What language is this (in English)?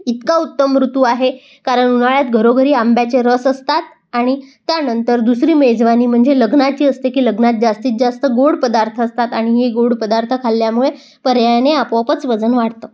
Marathi